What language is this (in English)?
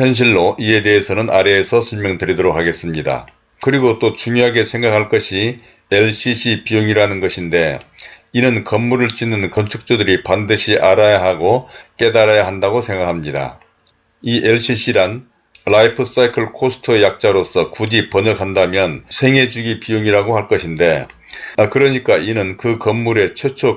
Korean